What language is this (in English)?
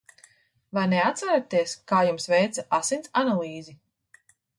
Latvian